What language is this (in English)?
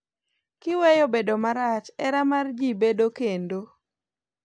Luo (Kenya and Tanzania)